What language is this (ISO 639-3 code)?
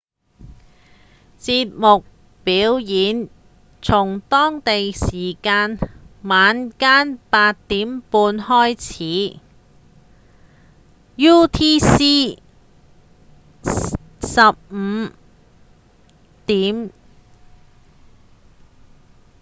yue